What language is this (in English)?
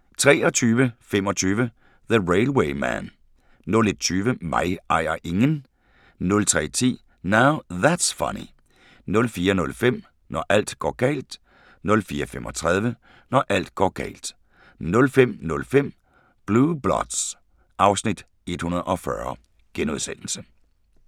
Danish